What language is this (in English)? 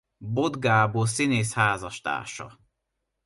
Hungarian